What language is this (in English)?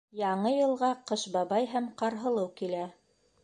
Bashkir